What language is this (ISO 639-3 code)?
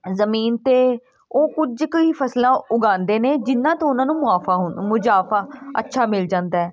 pan